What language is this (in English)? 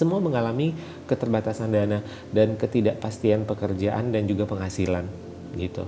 Indonesian